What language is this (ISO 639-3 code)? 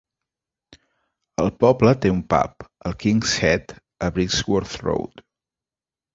cat